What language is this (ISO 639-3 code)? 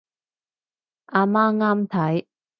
yue